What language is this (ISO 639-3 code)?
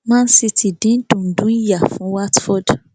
yor